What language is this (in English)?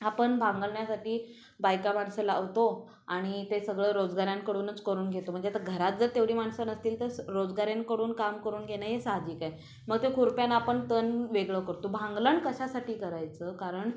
Marathi